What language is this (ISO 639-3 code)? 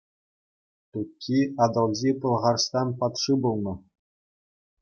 chv